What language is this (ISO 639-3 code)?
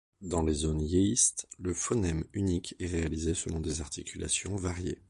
fra